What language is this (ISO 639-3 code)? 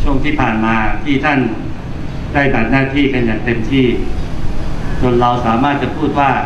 tha